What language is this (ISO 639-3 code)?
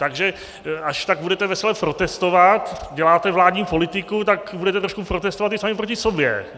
ces